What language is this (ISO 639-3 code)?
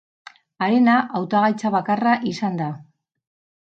eus